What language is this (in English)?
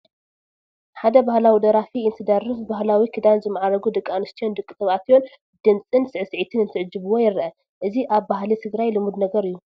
Tigrinya